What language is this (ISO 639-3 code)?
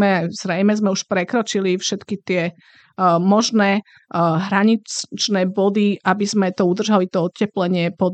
slk